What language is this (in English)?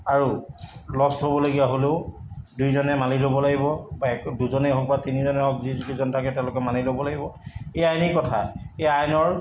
Assamese